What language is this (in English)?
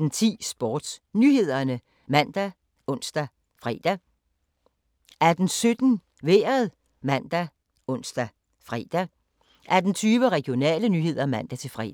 Danish